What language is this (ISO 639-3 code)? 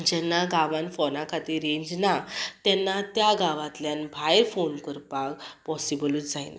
kok